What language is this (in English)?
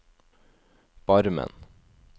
Norwegian